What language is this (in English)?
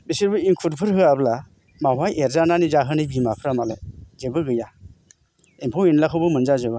Bodo